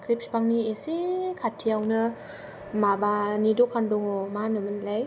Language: Bodo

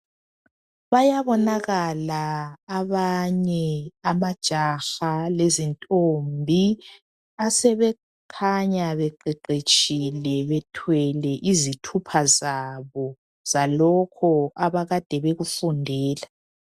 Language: North Ndebele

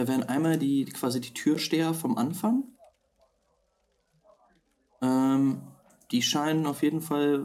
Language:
German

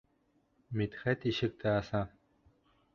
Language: Bashkir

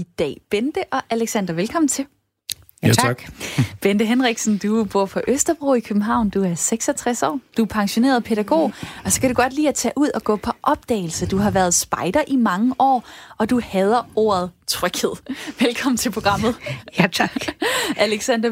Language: Danish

